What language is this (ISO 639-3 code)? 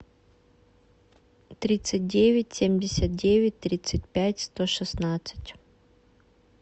rus